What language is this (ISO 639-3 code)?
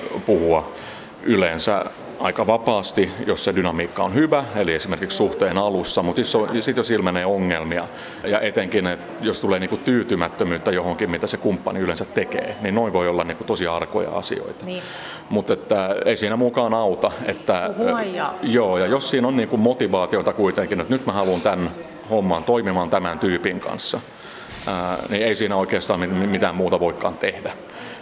fin